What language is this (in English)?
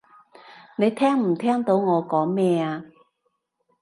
Cantonese